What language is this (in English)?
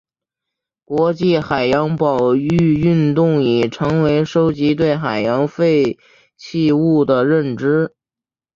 Chinese